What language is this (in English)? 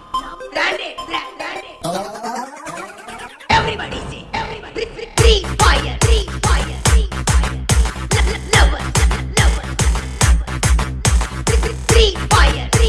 Hindi